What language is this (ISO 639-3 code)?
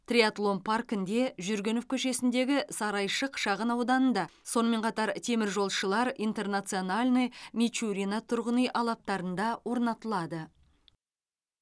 kaz